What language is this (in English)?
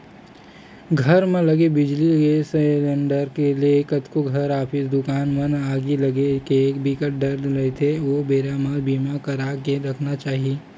Chhattisgarhi